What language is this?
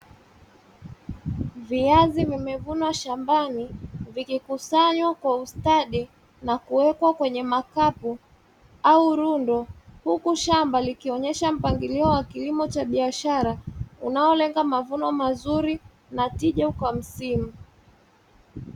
Swahili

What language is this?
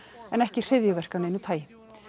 Icelandic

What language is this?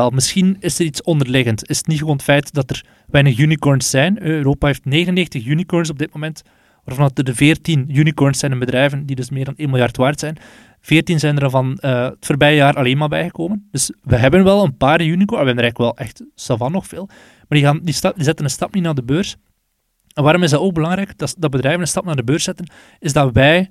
Dutch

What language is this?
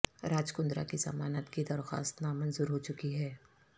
Urdu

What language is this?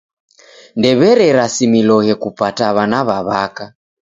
Taita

